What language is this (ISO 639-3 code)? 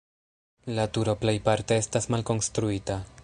epo